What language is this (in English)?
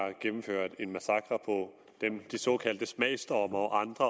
Danish